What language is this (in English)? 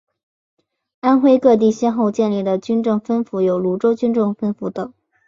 Chinese